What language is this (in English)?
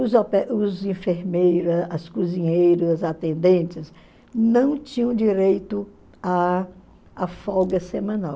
Portuguese